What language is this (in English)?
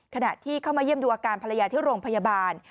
Thai